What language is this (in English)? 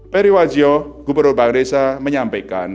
Indonesian